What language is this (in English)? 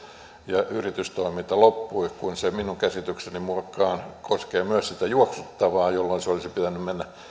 Finnish